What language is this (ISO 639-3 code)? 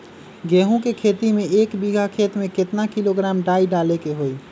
mag